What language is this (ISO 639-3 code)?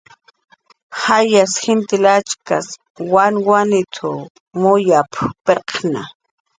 jqr